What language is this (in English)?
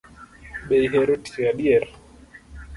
Luo (Kenya and Tanzania)